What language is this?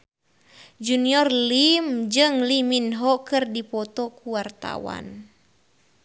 Sundanese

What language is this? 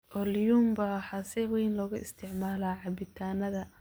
Somali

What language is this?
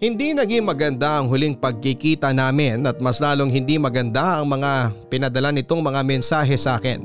Filipino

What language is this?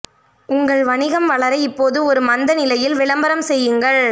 Tamil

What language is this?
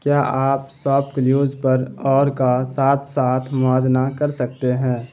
Urdu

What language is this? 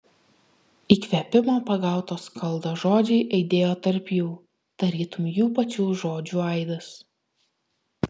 Lithuanian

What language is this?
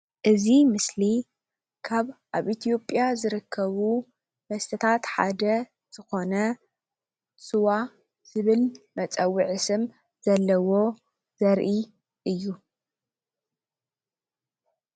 Tigrinya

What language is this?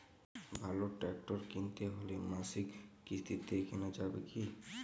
Bangla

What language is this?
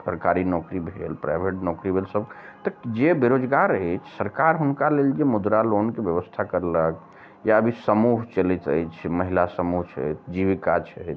Maithili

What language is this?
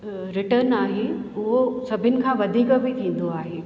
Sindhi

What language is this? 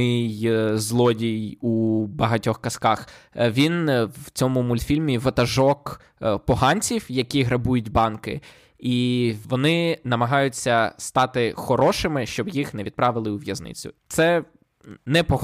Ukrainian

